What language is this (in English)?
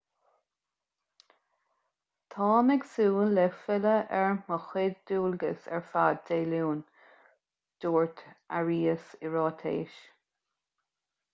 Irish